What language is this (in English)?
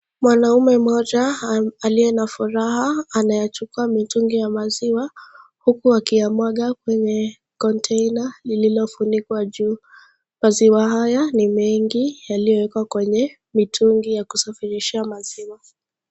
Swahili